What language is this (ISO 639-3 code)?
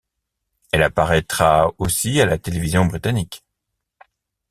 fra